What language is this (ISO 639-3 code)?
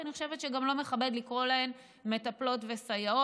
heb